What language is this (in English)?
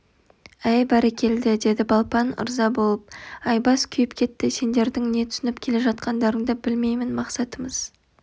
Kazakh